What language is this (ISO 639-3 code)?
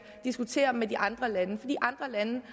dan